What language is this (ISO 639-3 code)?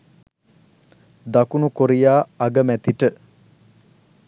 sin